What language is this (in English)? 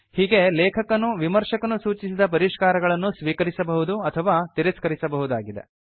Kannada